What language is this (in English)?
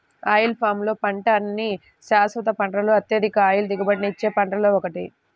Telugu